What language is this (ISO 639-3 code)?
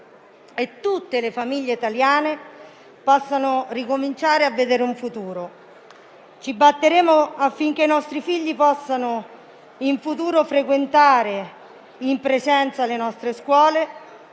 ita